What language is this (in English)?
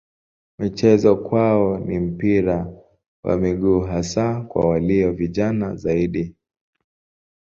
Swahili